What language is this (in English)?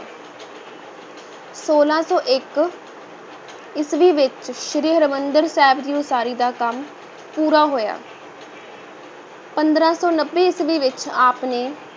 Punjabi